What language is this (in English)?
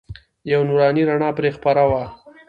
Pashto